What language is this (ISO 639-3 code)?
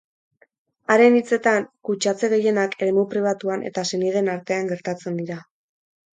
eus